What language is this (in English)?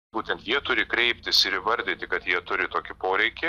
Lithuanian